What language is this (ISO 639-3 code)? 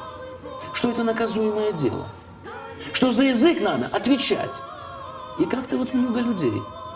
rus